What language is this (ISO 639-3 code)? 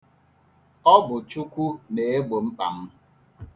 ibo